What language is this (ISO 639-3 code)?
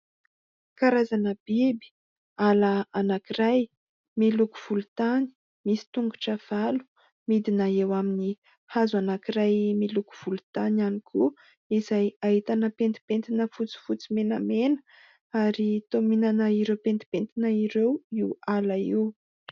mlg